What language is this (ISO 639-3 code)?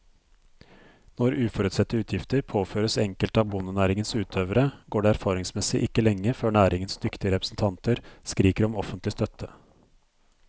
nor